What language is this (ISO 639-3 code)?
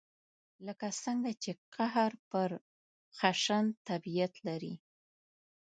pus